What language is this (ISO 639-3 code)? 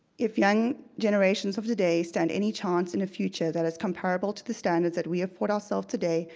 eng